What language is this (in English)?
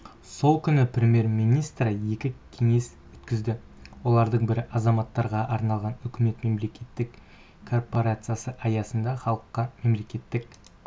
Kazakh